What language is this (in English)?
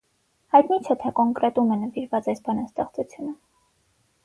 Armenian